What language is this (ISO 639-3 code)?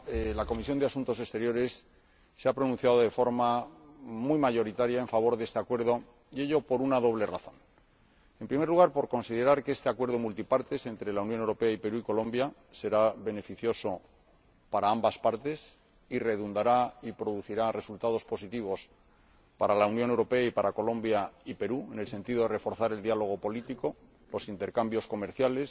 spa